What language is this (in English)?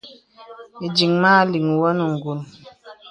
Bebele